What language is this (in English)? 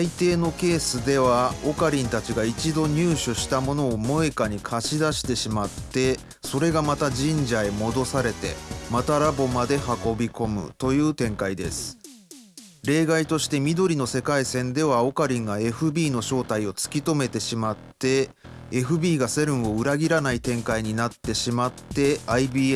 Japanese